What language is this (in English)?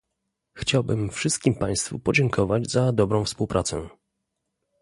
Polish